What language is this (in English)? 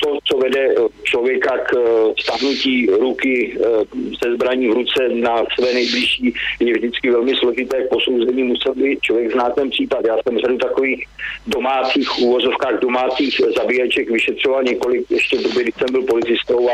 Czech